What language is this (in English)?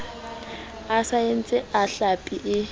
Southern Sotho